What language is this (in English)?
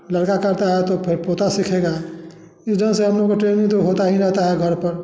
Hindi